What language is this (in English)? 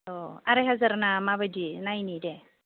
Bodo